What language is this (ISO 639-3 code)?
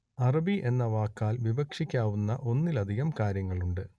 mal